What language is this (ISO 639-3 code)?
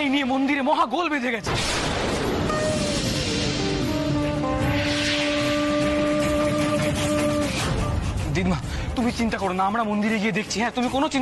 ron